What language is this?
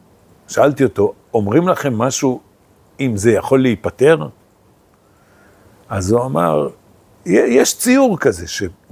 Hebrew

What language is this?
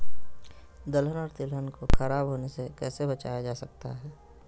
Magahi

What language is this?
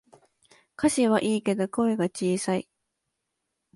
Japanese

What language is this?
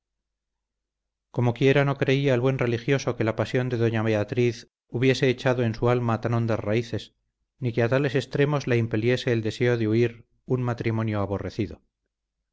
Spanish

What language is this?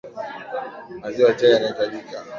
Swahili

